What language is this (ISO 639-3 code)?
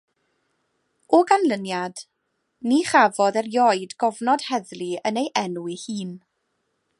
cym